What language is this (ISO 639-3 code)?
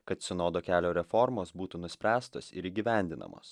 lit